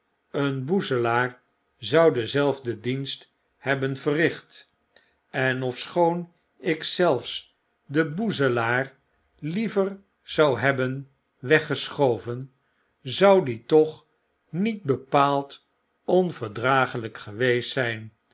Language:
Dutch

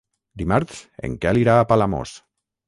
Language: Catalan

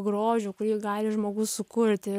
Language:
Lithuanian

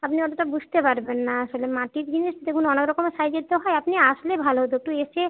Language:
Bangla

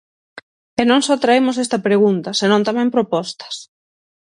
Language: Galician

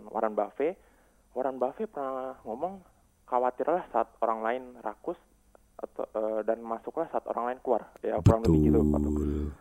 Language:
Indonesian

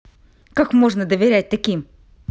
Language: Russian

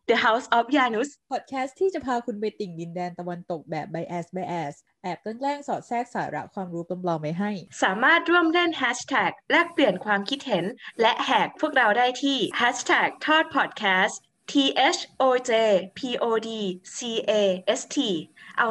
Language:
Thai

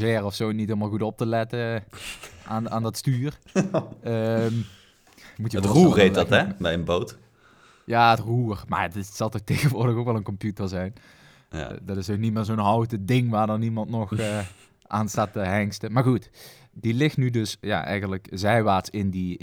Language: Dutch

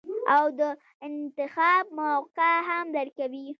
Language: Pashto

